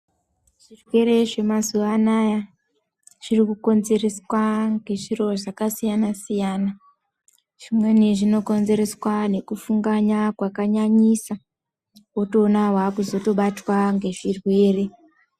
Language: Ndau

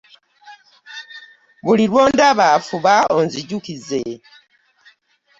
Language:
Ganda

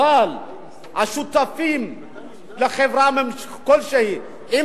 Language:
Hebrew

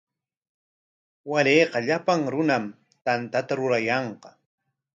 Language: Corongo Ancash Quechua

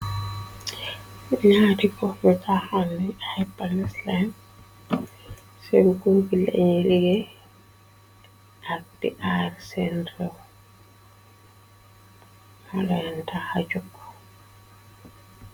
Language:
Wolof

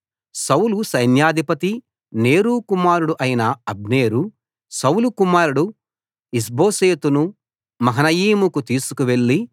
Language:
Telugu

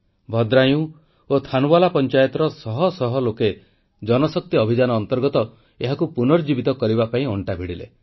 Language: Odia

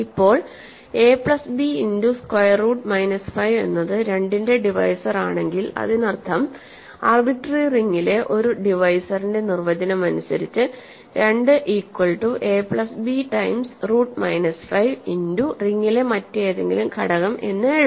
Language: Malayalam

